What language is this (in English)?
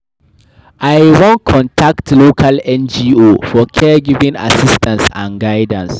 Nigerian Pidgin